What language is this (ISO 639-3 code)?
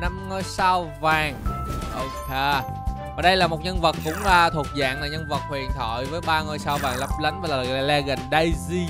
vie